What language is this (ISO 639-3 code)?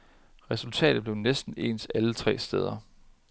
dan